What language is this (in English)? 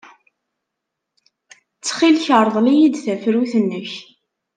Kabyle